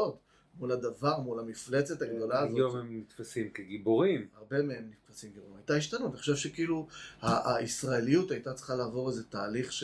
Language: Hebrew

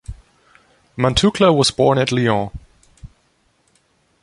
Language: English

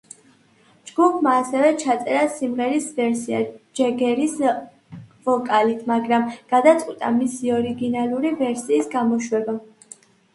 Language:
Georgian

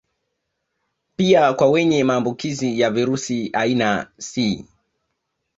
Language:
Swahili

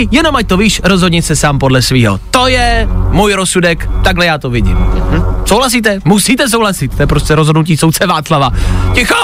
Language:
Czech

